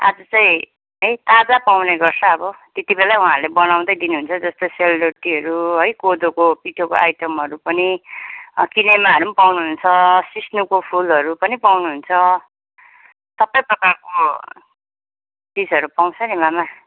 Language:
Nepali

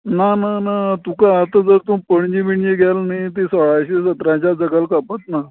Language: Konkani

